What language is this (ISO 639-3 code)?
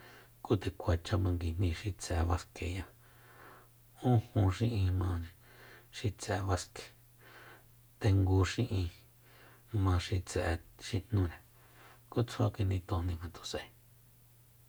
vmp